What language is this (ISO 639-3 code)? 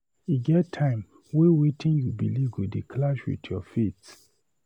pcm